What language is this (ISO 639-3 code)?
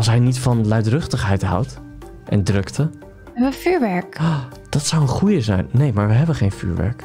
nld